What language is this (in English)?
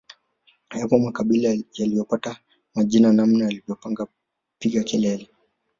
Swahili